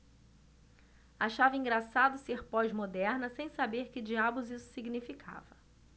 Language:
Portuguese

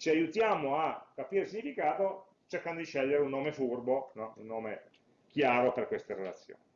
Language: Italian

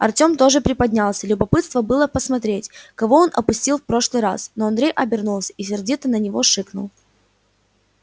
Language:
Russian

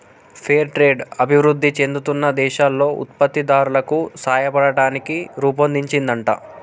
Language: Telugu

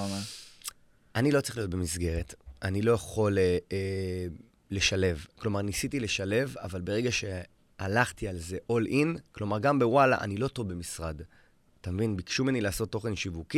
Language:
Hebrew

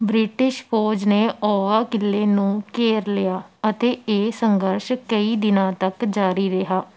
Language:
Punjabi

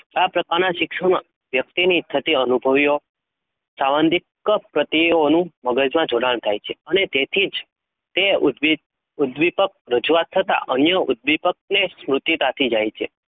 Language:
Gujarati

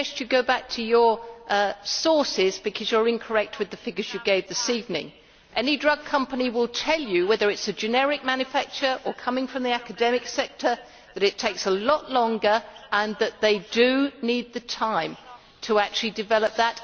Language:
English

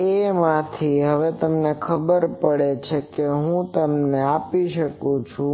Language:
Gujarati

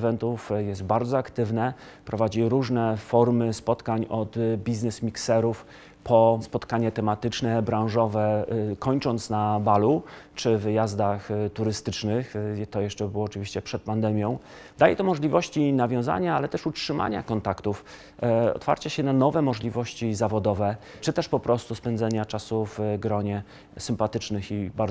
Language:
Polish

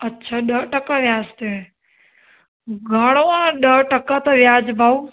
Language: Sindhi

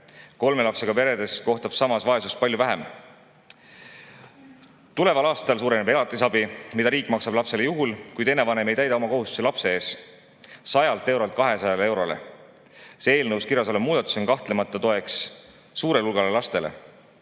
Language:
Estonian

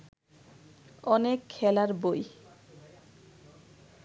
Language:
Bangla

